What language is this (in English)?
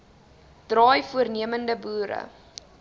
Afrikaans